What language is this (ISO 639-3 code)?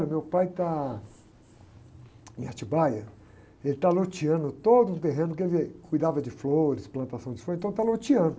por